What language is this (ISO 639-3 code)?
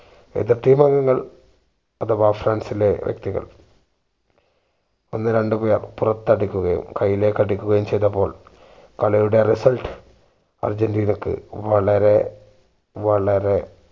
mal